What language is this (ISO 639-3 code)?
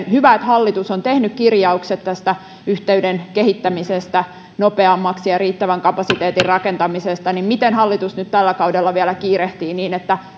fin